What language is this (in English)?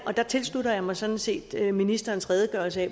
Danish